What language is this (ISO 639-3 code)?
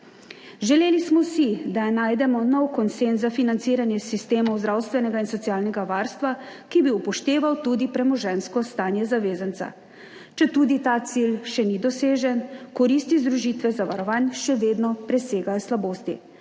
slv